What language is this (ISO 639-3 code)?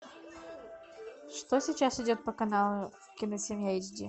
rus